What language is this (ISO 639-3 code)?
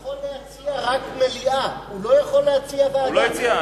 heb